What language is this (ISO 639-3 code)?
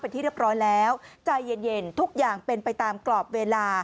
tha